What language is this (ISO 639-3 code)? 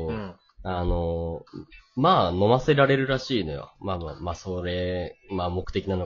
jpn